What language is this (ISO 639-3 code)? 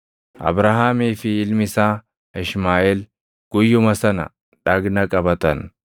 orm